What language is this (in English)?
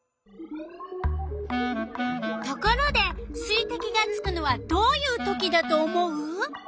Japanese